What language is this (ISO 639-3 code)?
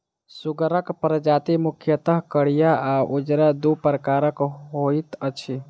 mai